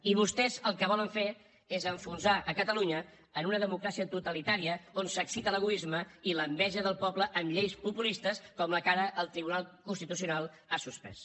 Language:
Catalan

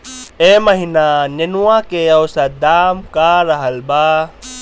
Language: Bhojpuri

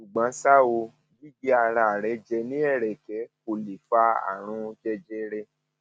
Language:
Yoruba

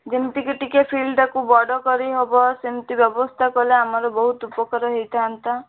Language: Odia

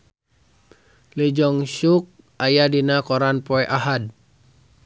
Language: Sundanese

